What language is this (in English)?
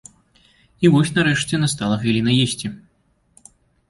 Belarusian